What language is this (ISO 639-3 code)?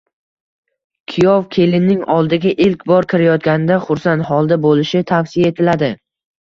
uzb